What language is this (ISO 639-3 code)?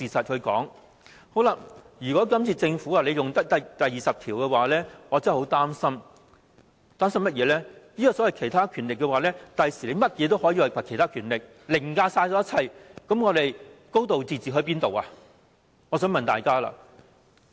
yue